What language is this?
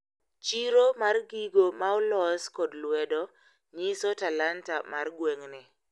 Luo (Kenya and Tanzania)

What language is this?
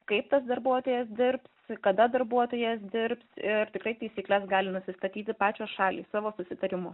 Lithuanian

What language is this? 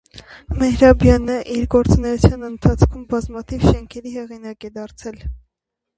Armenian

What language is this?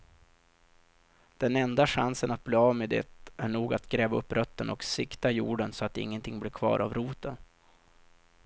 Swedish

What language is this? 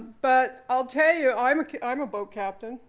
English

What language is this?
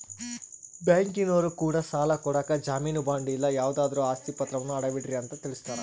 Kannada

